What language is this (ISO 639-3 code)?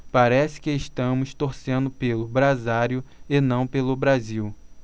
por